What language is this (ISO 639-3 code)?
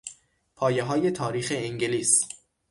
fas